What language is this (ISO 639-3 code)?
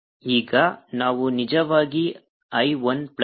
kan